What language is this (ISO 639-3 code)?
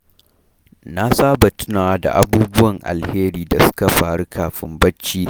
hau